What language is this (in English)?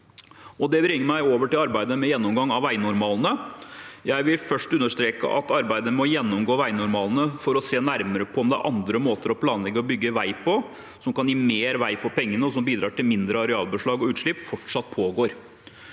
Norwegian